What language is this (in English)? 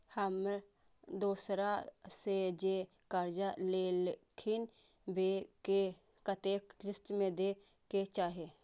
Maithili